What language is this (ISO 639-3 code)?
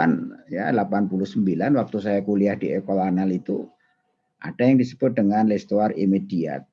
ind